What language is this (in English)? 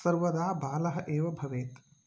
Sanskrit